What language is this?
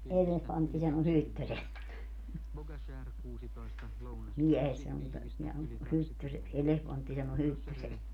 Finnish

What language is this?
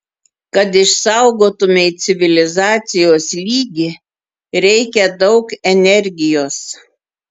Lithuanian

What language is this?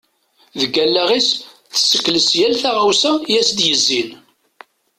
Kabyle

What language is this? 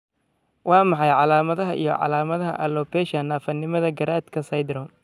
Somali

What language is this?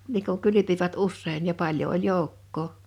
Finnish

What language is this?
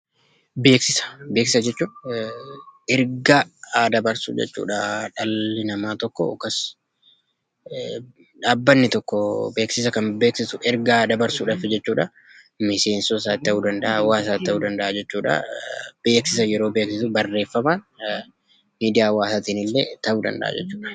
Oromo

